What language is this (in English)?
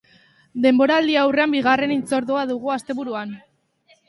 Basque